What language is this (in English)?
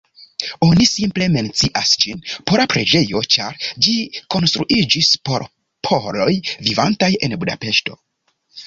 Esperanto